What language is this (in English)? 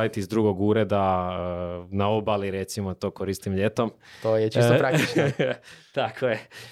Croatian